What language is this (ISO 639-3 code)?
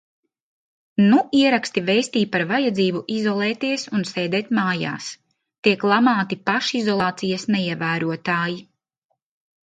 lav